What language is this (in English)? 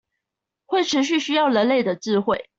Chinese